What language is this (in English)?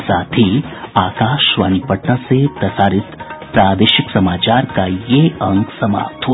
Hindi